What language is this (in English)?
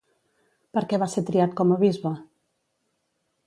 Catalan